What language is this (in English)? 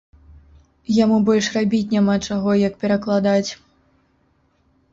Belarusian